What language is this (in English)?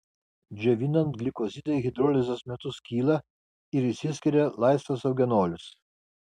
Lithuanian